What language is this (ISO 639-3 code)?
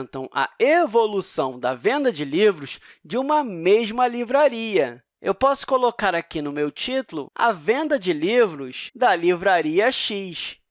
por